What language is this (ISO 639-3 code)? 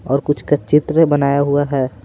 hin